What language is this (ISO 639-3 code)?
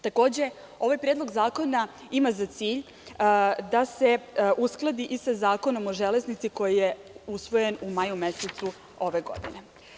srp